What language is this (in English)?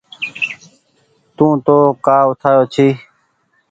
Goaria